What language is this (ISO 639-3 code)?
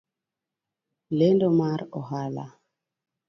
luo